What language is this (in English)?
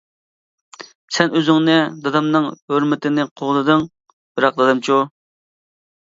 Uyghur